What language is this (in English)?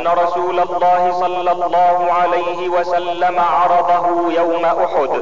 Arabic